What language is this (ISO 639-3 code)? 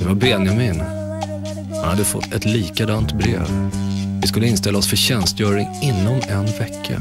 swe